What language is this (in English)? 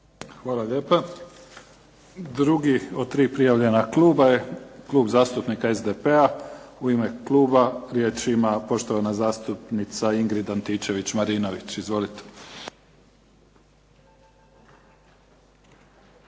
Croatian